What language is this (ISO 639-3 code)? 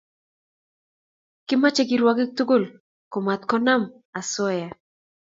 kln